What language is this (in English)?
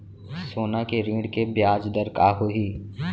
Chhattisgarhi